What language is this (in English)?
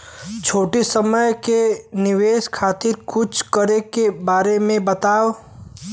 Bhojpuri